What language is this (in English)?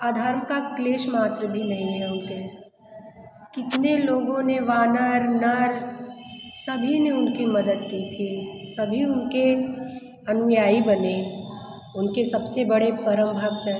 Hindi